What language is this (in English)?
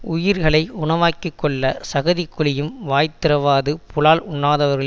Tamil